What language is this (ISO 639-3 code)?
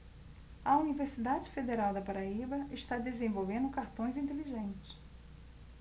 por